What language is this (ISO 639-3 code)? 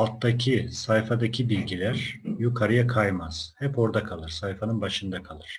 tur